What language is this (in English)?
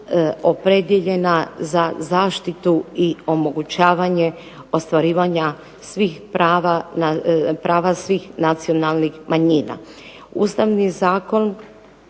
Croatian